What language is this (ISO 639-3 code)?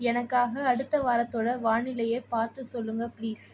tam